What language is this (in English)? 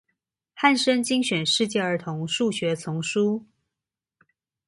Chinese